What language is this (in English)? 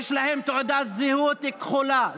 Hebrew